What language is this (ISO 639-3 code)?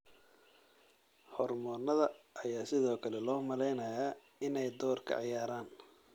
som